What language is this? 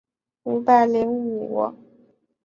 Chinese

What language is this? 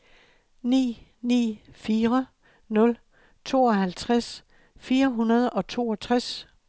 Danish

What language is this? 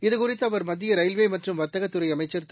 Tamil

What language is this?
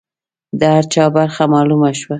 Pashto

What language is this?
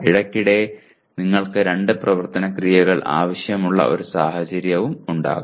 Malayalam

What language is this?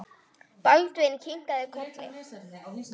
Icelandic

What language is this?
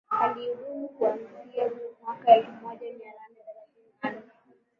Swahili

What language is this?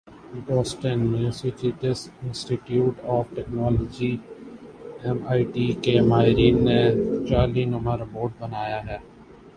Urdu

